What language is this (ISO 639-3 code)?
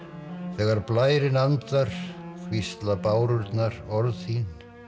isl